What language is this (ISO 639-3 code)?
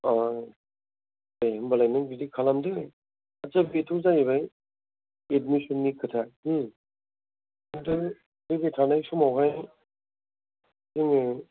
brx